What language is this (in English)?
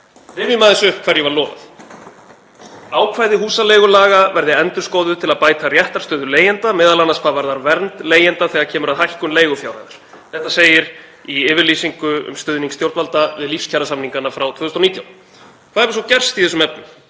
Icelandic